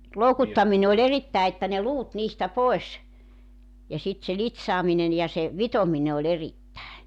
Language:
Finnish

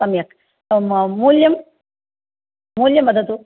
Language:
Sanskrit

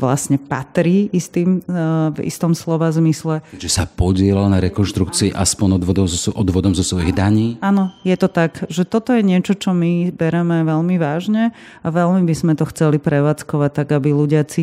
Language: Slovak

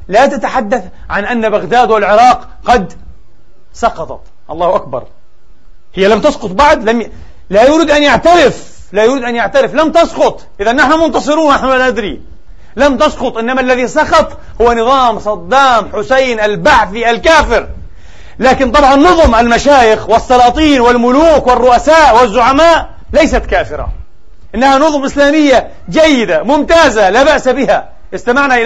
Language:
Arabic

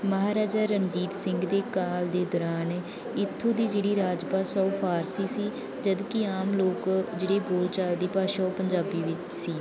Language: Punjabi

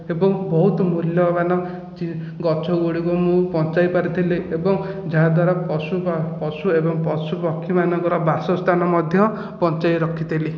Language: Odia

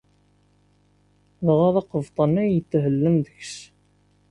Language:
Kabyle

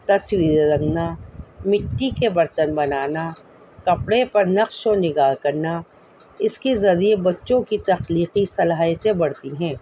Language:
Urdu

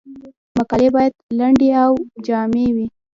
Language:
Pashto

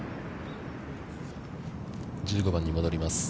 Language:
Japanese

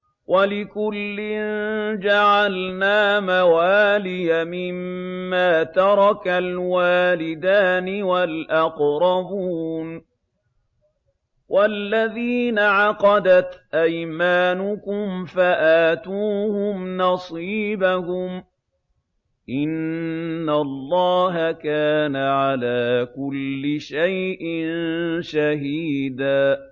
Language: Arabic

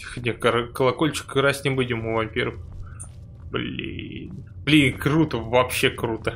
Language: Russian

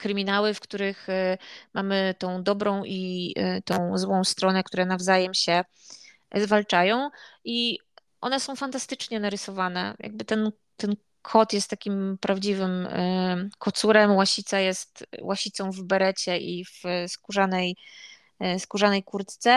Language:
Polish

